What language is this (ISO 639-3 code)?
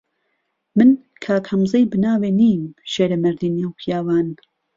ckb